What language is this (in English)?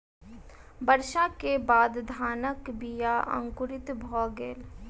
Maithili